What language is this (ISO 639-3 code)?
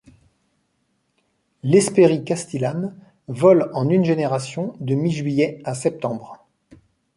fra